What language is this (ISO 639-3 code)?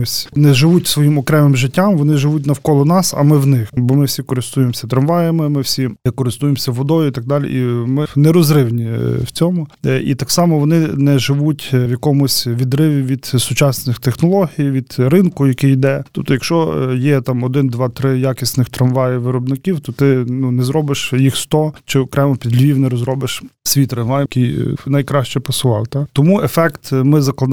ukr